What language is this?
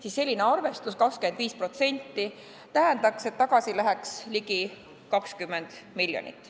Estonian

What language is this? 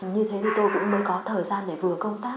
Vietnamese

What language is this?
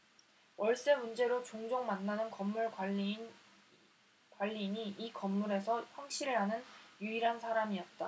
Korean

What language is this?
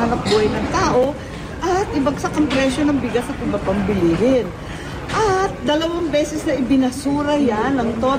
Filipino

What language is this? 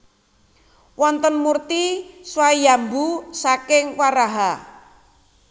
Javanese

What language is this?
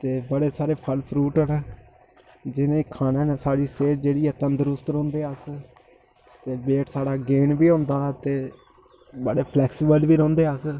Dogri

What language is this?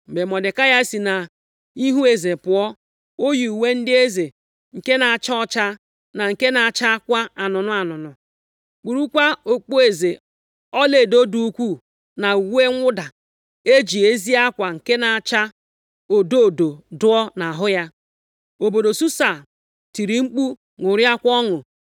Igbo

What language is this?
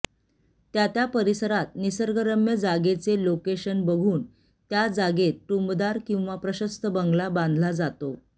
Marathi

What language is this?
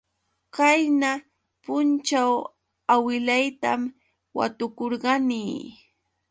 Yauyos Quechua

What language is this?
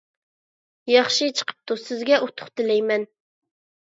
Uyghur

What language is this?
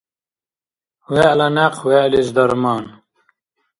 Dargwa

